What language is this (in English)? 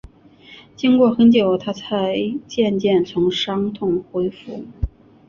Chinese